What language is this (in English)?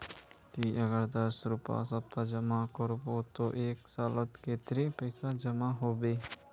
Magahi